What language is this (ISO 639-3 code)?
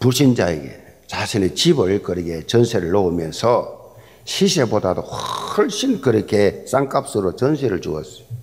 kor